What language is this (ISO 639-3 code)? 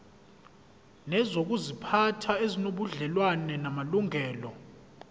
zul